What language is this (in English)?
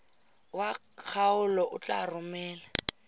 Tswana